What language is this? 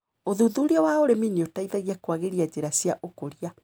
Kikuyu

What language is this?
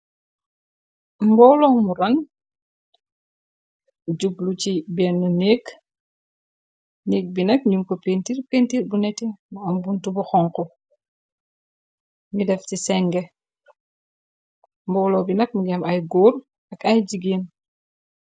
Wolof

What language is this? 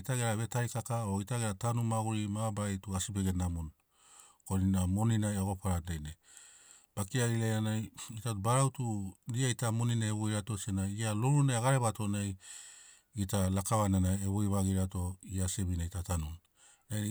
Sinaugoro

